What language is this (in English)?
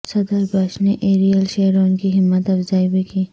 Urdu